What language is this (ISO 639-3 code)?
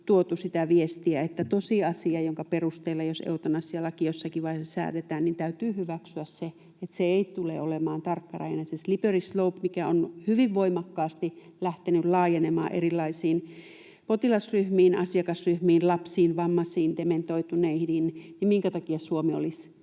fin